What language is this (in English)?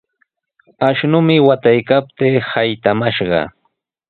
Sihuas Ancash Quechua